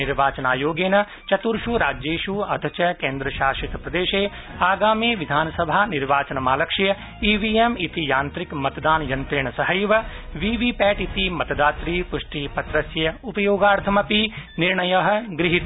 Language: Sanskrit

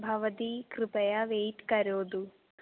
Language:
Sanskrit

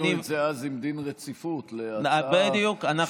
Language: Hebrew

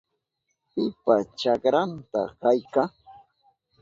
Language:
Southern Pastaza Quechua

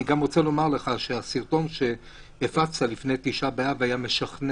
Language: Hebrew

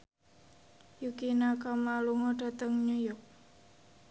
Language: Javanese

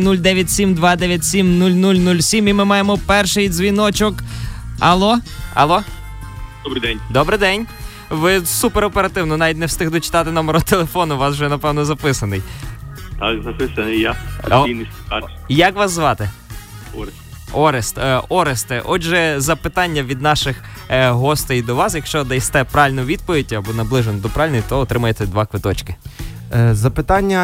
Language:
Ukrainian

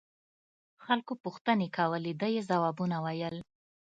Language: Pashto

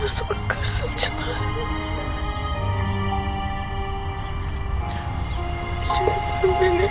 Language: Turkish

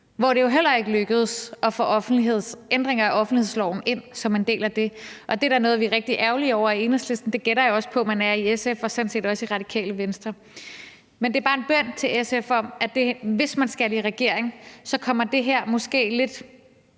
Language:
Danish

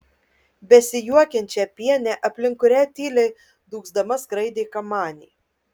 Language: Lithuanian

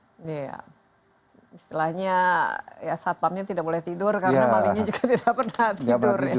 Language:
Indonesian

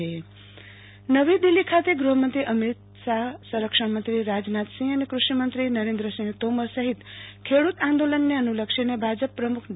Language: Gujarati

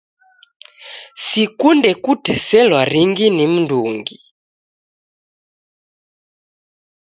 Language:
Taita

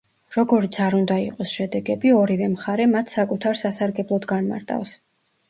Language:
Georgian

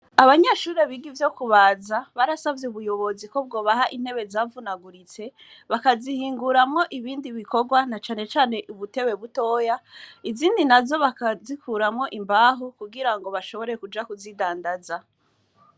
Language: Rundi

